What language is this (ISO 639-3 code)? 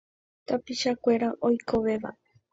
grn